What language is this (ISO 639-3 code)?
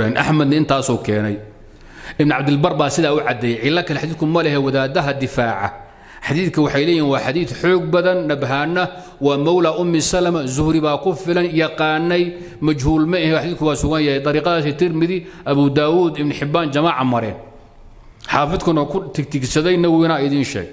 ara